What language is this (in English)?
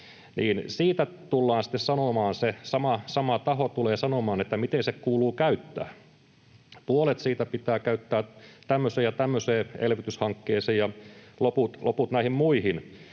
Finnish